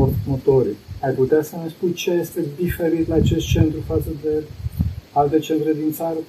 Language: Romanian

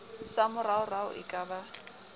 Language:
Southern Sotho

